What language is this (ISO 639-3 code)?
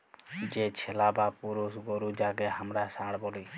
ben